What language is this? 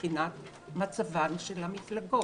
Hebrew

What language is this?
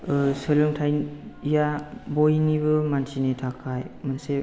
Bodo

